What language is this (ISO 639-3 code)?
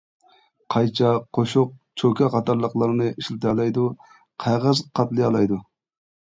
uig